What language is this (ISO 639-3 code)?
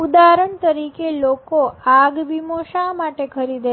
guj